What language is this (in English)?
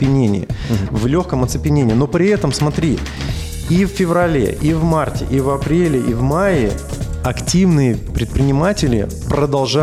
Russian